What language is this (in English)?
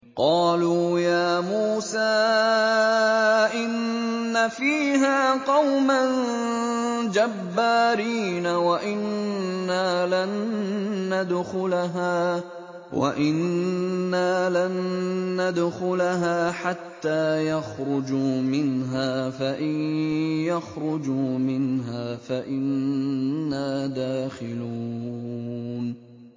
Arabic